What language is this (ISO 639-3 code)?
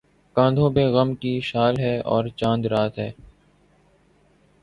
urd